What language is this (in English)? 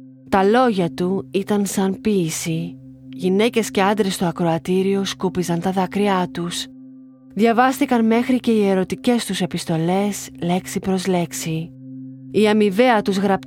Greek